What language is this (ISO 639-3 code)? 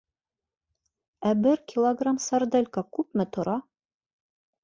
bak